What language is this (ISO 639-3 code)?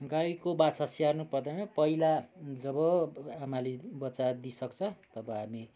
nep